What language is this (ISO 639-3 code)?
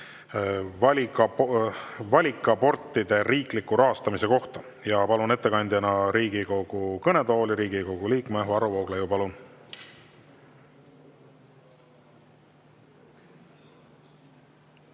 est